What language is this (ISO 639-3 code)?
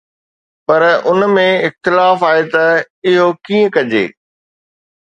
snd